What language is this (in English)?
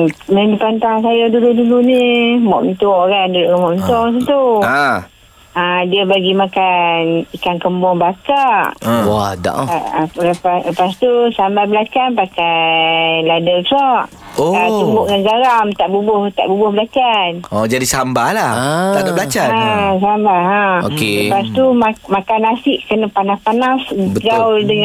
Malay